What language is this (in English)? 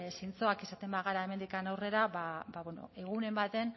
Basque